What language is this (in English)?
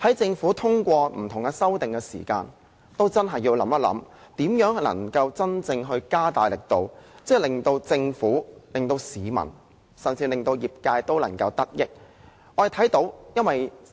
Cantonese